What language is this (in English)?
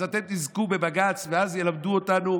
Hebrew